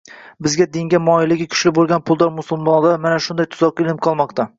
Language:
Uzbek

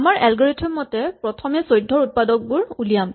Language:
Assamese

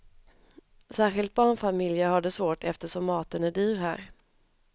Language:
Swedish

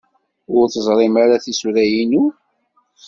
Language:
Kabyle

